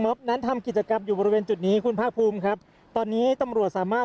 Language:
Thai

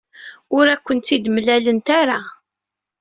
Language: Kabyle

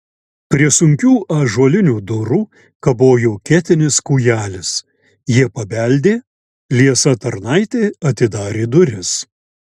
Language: Lithuanian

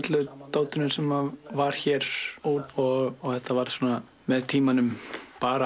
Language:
Icelandic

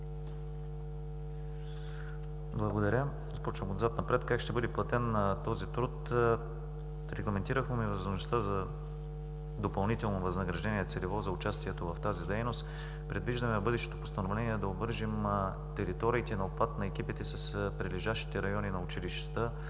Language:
Bulgarian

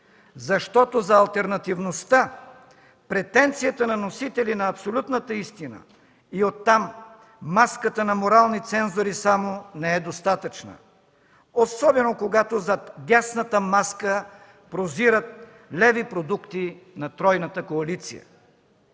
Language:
Bulgarian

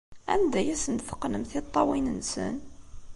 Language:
Kabyle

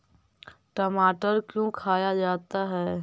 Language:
Magahi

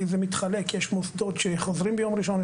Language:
Hebrew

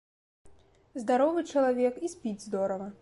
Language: Belarusian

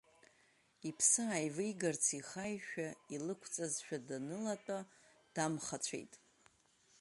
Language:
Abkhazian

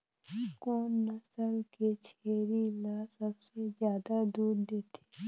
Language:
Chhattisgarhi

